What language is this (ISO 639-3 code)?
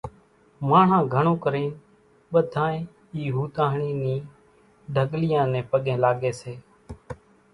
gjk